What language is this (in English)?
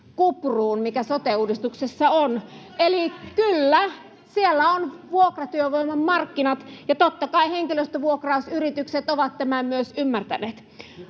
Finnish